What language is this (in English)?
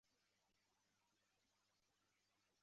Chinese